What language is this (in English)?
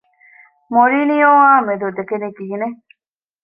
Divehi